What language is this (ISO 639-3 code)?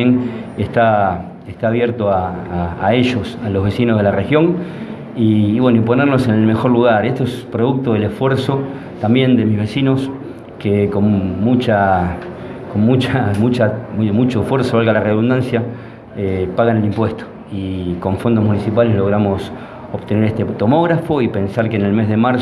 spa